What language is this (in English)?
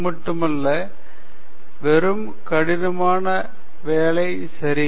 Tamil